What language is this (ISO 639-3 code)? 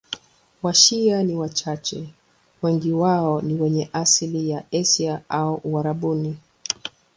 swa